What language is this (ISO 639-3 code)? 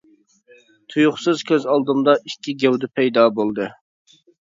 uig